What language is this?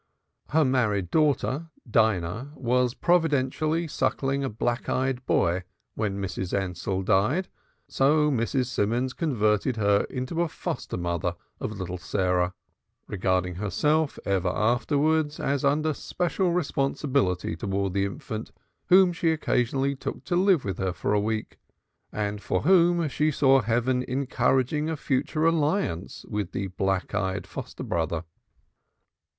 English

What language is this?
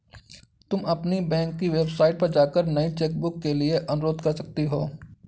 Hindi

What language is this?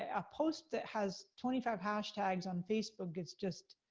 English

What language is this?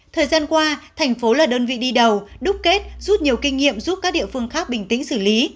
Vietnamese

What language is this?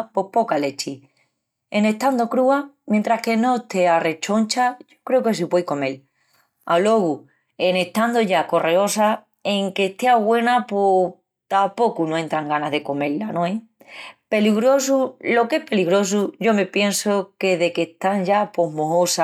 Extremaduran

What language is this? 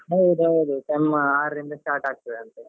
Kannada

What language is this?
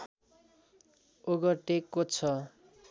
Nepali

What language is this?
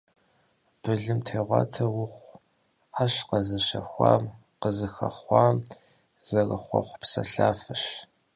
Kabardian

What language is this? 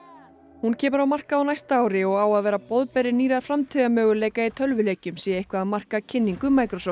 Icelandic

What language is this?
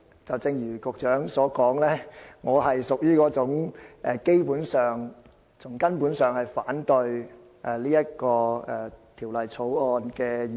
Cantonese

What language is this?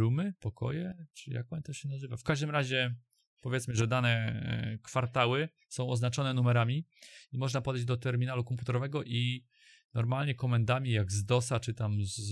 Polish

